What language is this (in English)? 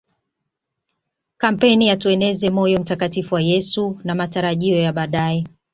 Swahili